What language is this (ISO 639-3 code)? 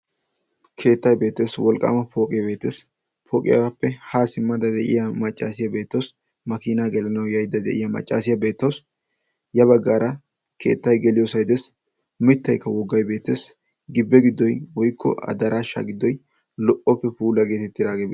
wal